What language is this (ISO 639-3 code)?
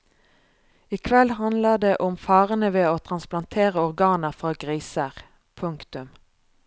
nor